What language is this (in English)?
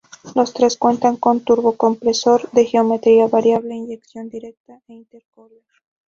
Spanish